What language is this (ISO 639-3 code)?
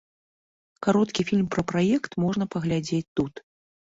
bel